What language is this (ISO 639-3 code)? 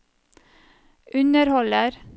nor